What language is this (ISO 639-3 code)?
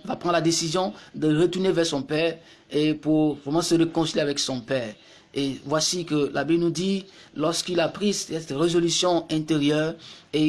fra